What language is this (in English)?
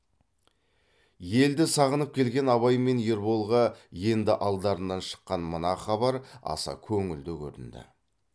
Kazakh